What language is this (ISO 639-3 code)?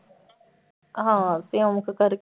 pan